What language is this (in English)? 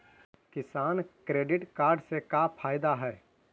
Magahi